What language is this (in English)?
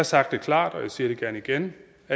Danish